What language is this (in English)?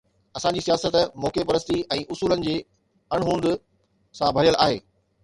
Sindhi